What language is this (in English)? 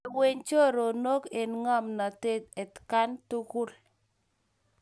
Kalenjin